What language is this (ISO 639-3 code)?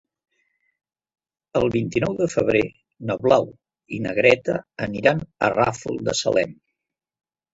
cat